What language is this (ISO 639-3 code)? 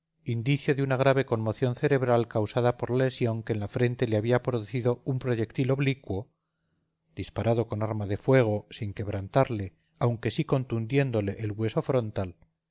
spa